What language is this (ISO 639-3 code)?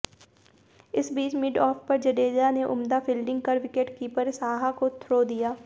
hin